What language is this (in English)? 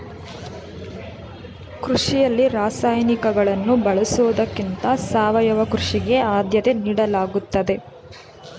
Kannada